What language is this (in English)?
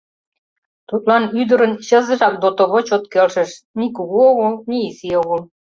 Mari